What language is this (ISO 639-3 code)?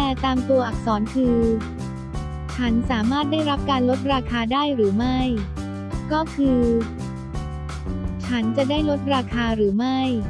tha